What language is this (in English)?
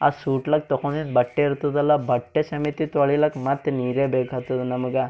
Kannada